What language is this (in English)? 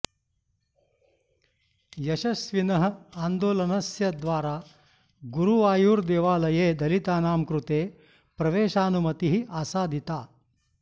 Sanskrit